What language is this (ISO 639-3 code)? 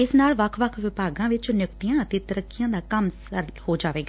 pan